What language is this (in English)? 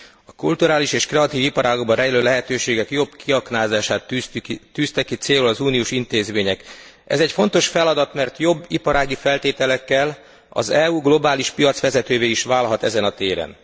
Hungarian